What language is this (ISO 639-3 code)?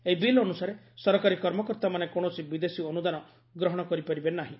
ori